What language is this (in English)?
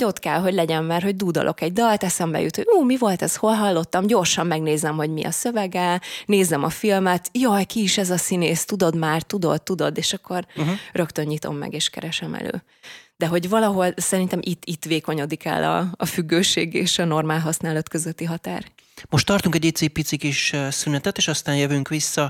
Hungarian